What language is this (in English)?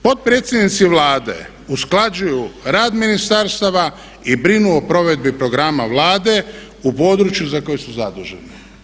Croatian